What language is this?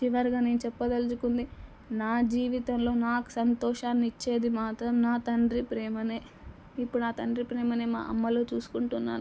Telugu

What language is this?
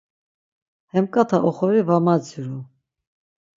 Laz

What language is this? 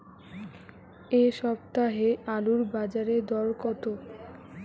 Bangla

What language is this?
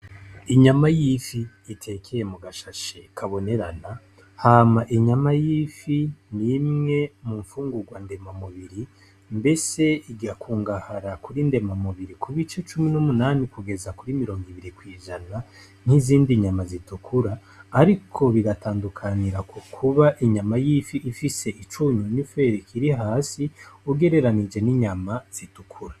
Rundi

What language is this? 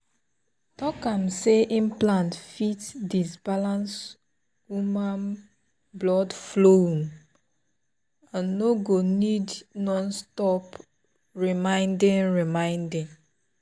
Nigerian Pidgin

